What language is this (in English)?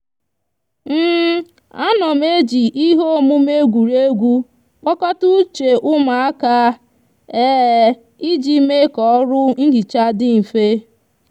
Igbo